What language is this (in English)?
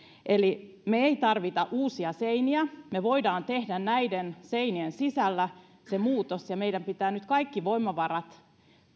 Finnish